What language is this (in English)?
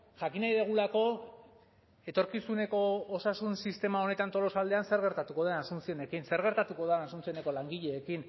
Basque